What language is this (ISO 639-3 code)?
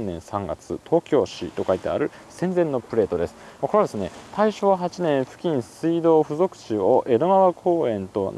jpn